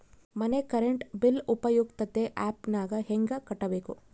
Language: Kannada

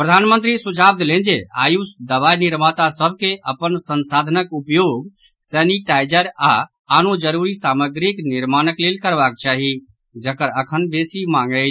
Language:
Maithili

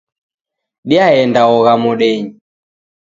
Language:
Taita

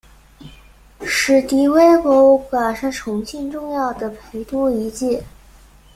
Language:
Chinese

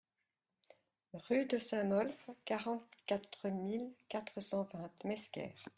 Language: French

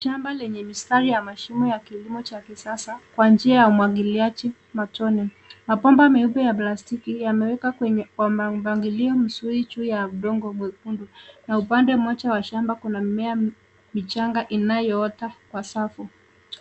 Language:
Swahili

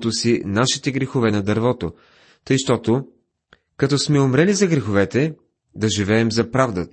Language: Bulgarian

